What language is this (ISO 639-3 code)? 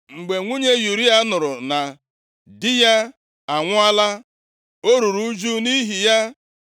ibo